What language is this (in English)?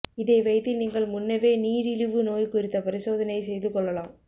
Tamil